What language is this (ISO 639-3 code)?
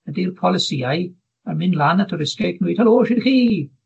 cym